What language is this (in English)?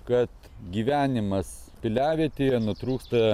Lithuanian